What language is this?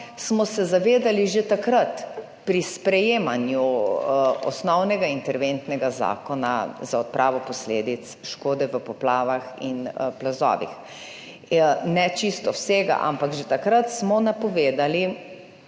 Slovenian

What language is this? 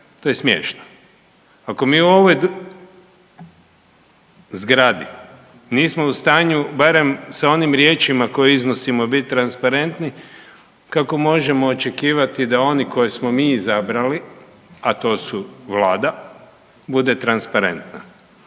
Croatian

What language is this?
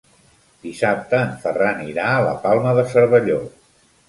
Catalan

